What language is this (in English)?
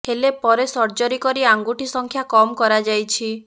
Odia